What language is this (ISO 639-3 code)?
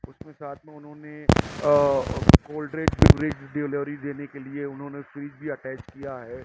urd